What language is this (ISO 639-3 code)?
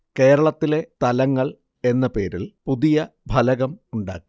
mal